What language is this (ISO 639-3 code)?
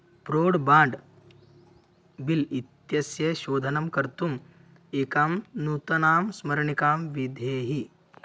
san